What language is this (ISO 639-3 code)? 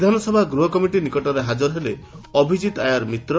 ori